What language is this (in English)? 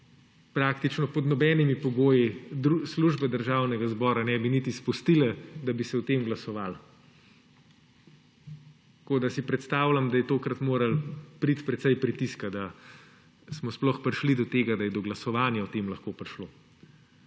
Slovenian